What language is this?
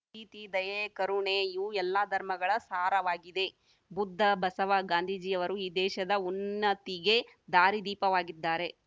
Kannada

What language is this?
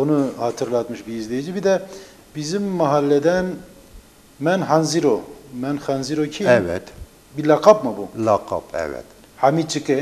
Turkish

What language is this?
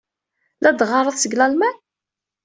Kabyle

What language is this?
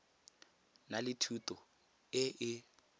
Tswana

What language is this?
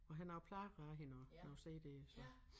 Danish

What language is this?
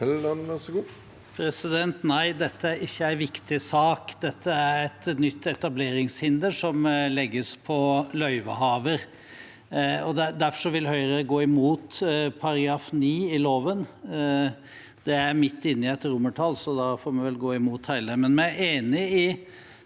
Norwegian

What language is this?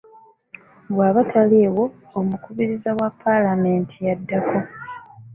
Ganda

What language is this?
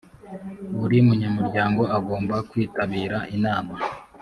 Kinyarwanda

